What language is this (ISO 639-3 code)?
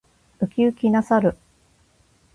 jpn